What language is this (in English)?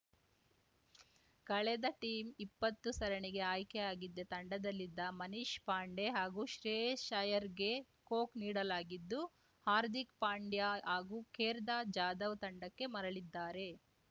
Kannada